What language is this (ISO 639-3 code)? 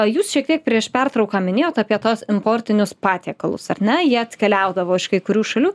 lit